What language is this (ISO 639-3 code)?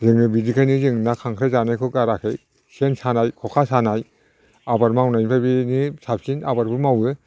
brx